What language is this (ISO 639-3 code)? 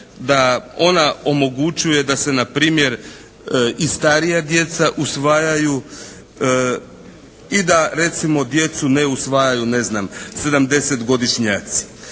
hrv